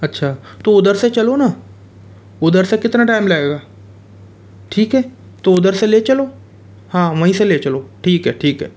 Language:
Hindi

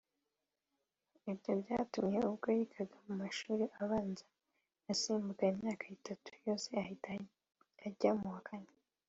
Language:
Kinyarwanda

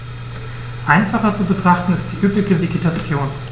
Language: German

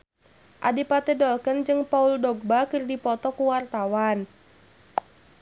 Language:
Sundanese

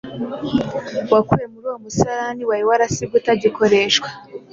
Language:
Kinyarwanda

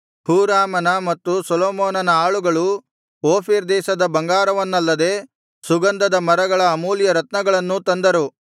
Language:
Kannada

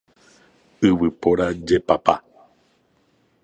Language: Guarani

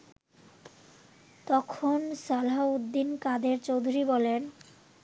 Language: Bangla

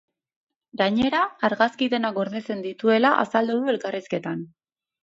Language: Basque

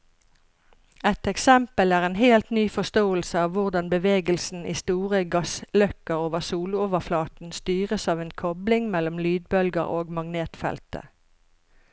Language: Norwegian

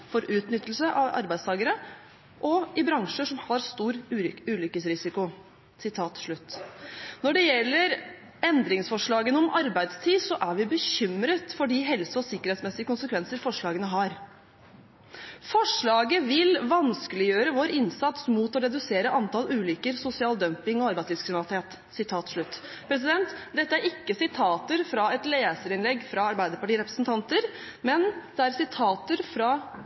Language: Norwegian Bokmål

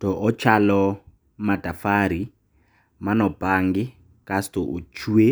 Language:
Luo (Kenya and Tanzania)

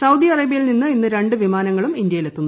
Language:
Malayalam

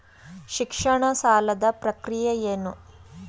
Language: Kannada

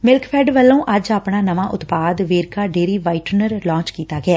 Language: Punjabi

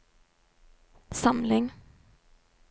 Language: Norwegian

